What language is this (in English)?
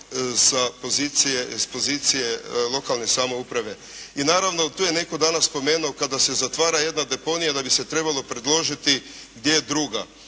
Croatian